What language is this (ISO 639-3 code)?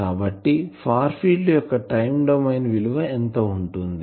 tel